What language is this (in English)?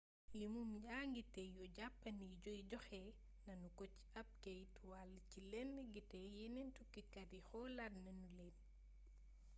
Wolof